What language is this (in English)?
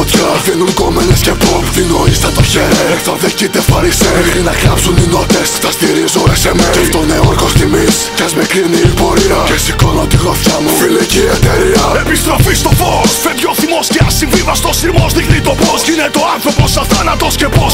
Greek